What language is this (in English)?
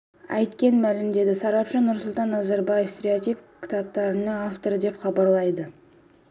Kazakh